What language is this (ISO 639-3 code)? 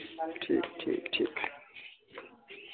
doi